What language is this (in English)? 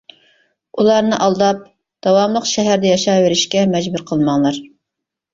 Uyghur